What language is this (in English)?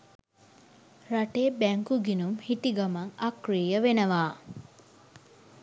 Sinhala